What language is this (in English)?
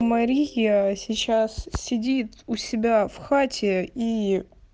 Russian